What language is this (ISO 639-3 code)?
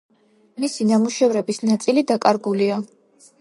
kat